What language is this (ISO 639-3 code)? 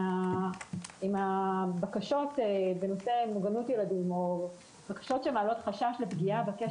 heb